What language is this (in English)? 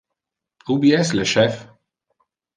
Interlingua